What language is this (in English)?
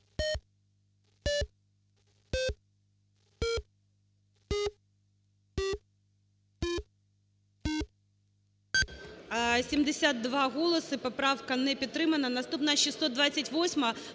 Ukrainian